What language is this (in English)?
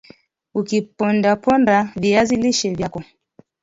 Swahili